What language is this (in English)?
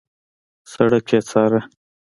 Pashto